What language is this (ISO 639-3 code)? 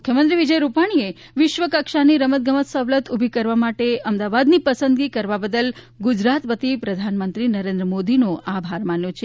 guj